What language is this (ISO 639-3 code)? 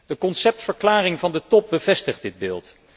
nld